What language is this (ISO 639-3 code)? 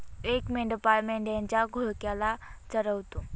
mar